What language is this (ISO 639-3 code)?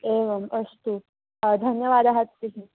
san